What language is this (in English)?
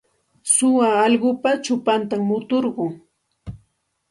Santa Ana de Tusi Pasco Quechua